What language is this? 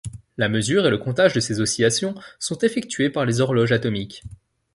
French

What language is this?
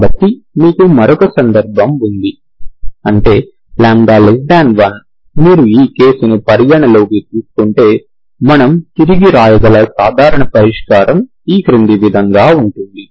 Telugu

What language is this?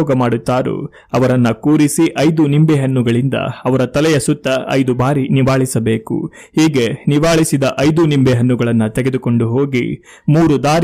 Kannada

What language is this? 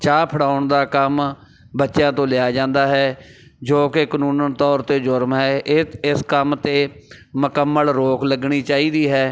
Punjabi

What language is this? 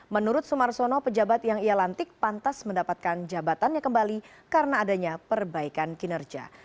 Indonesian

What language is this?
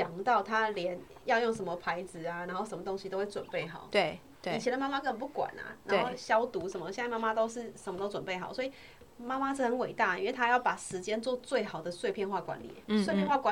Chinese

